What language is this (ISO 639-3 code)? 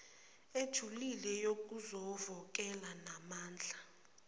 zul